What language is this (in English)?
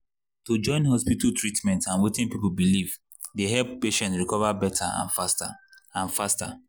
Nigerian Pidgin